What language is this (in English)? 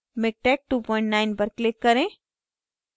Hindi